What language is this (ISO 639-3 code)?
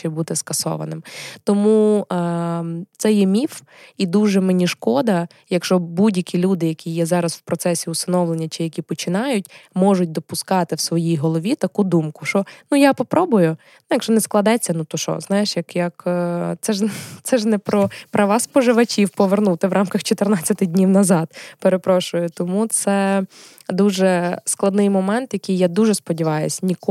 ukr